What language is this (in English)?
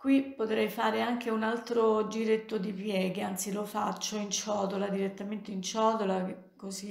Italian